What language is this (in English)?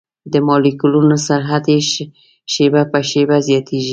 Pashto